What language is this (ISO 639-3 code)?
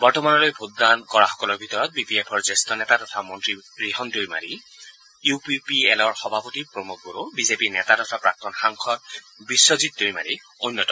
asm